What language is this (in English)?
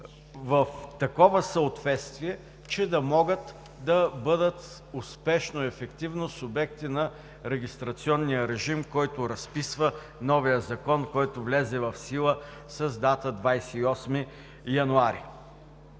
Bulgarian